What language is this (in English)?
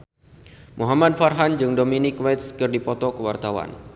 Sundanese